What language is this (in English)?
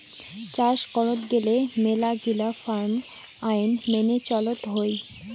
Bangla